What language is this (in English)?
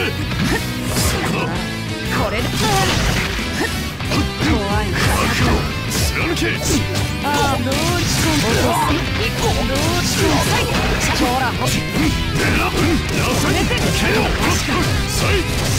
Japanese